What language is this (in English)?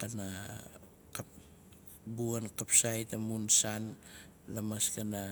Nalik